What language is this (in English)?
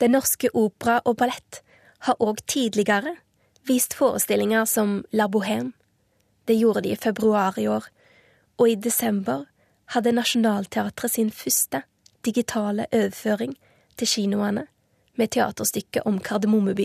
Swedish